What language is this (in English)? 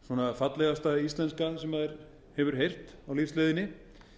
Icelandic